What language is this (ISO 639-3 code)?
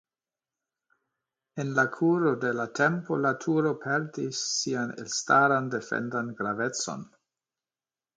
epo